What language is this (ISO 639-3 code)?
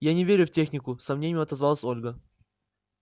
rus